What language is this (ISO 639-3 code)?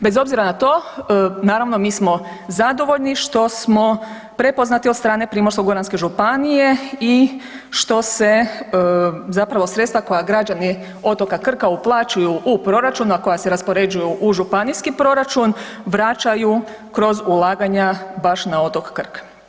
hrv